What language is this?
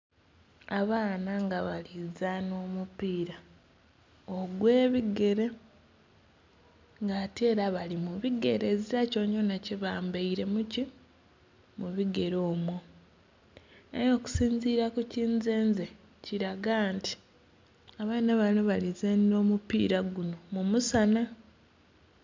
Soga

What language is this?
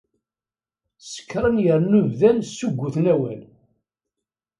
Kabyle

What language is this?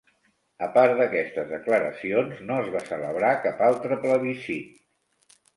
Catalan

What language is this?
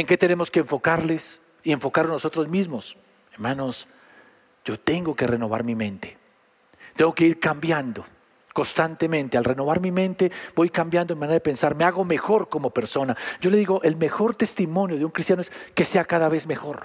Spanish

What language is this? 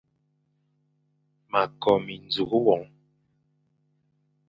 Fang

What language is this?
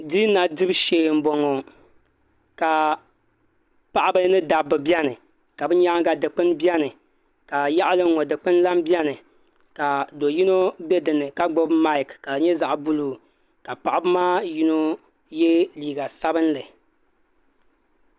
Dagbani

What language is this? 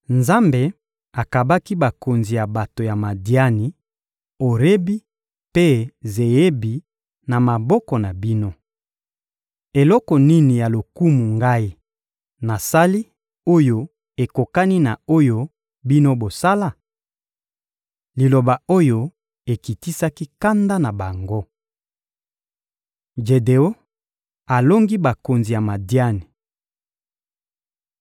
Lingala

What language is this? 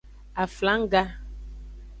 Aja (Benin)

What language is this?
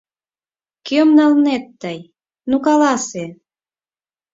Mari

